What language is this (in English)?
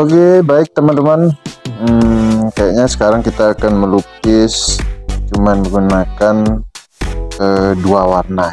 Indonesian